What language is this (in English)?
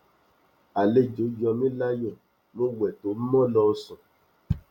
Yoruba